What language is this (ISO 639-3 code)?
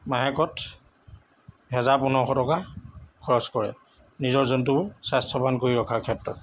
asm